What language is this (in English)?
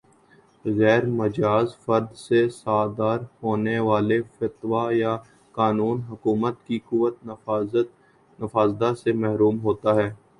Urdu